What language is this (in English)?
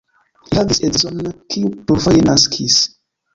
Esperanto